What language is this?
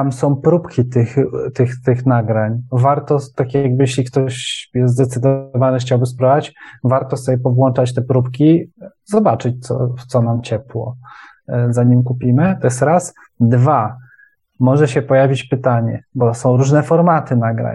Polish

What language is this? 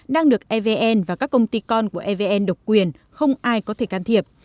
Vietnamese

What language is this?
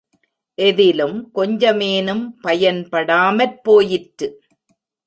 Tamil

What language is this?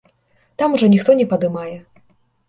Belarusian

